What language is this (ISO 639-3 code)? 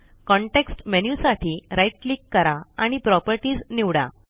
mar